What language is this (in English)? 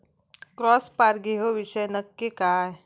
Marathi